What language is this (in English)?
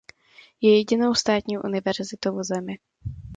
Czech